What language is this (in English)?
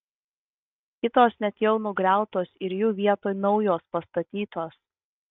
Lithuanian